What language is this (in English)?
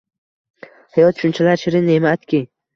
Uzbek